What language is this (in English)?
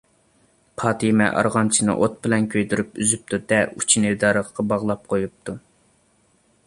Uyghur